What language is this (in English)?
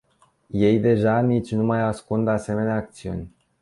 Romanian